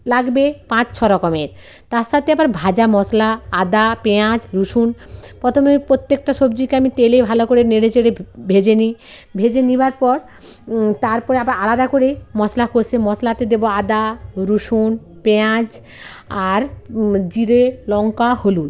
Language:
Bangla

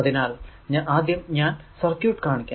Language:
Malayalam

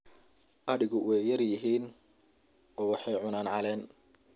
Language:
Somali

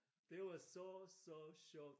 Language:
Danish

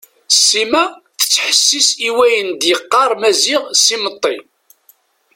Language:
Kabyle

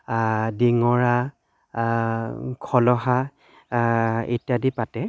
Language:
Assamese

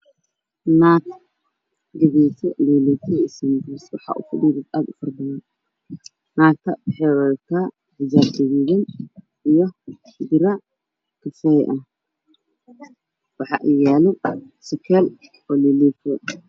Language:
Somali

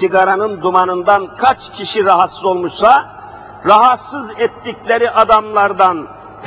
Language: Turkish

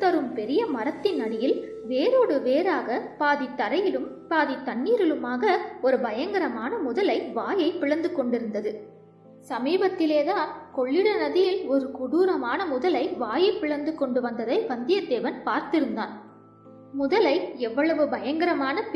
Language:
Korean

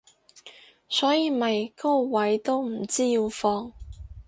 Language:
Cantonese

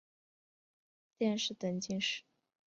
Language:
Chinese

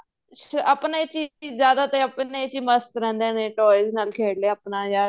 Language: Punjabi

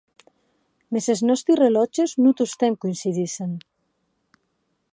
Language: Occitan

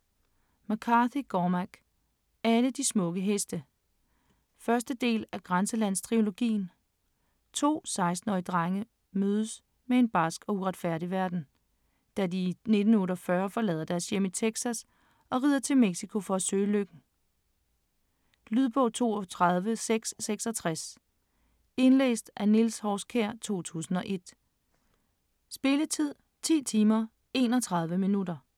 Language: Danish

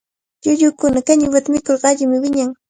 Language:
Cajatambo North Lima Quechua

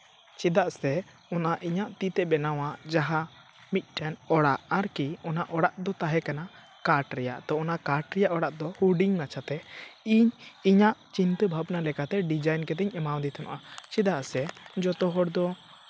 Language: Santali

